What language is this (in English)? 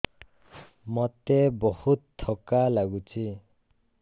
Odia